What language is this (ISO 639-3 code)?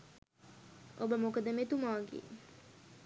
sin